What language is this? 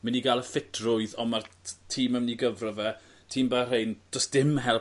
Welsh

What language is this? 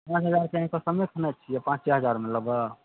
Maithili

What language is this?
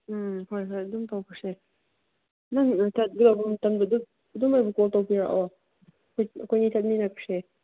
Manipuri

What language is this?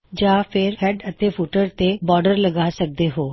Punjabi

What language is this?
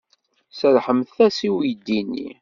Kabyle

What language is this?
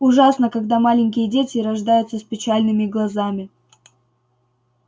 Russian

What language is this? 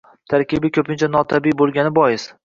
Uzbek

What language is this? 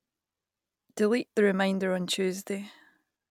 English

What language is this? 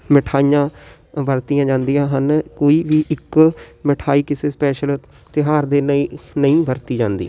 Punjabi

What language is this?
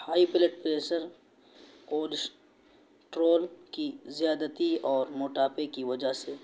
Urdu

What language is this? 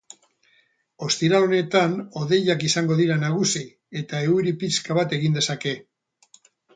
Basque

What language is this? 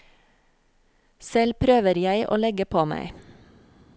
Norwegian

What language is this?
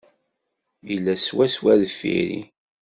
Kabyle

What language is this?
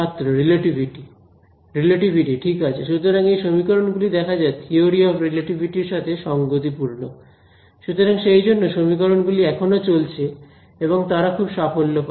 Bangla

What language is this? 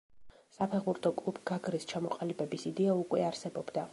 Georgian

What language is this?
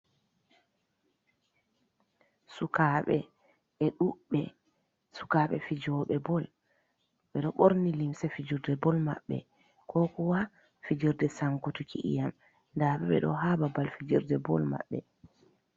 Fula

